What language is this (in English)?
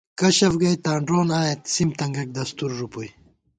Gawar-Bati